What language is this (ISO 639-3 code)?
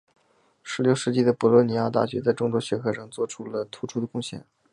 zho